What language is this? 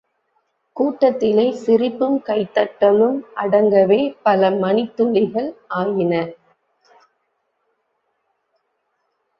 Tamil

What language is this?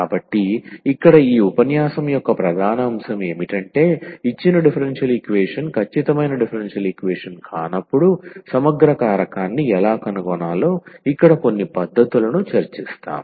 Telugu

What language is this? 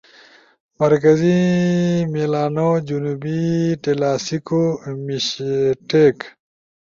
Ushojo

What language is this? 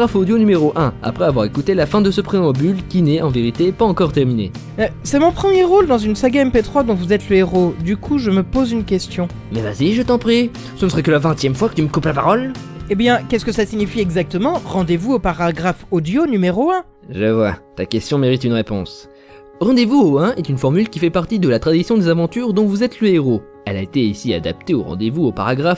French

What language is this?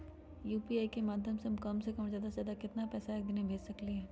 Magahi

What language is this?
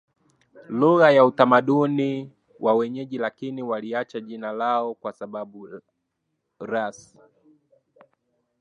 Swahili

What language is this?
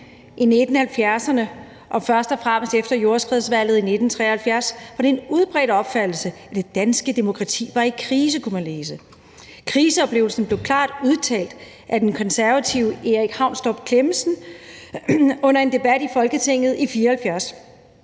Danish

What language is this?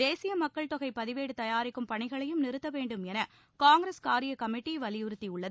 Tamil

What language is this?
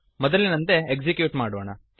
Kannada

